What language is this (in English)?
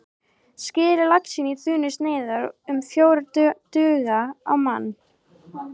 Icelandic